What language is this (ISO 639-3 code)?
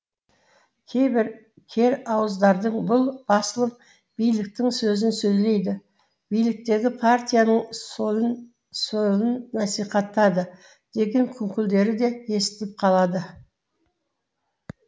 kaz